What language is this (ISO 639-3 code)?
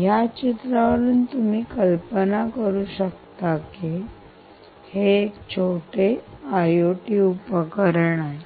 mar